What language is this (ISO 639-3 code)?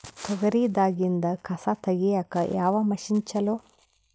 kan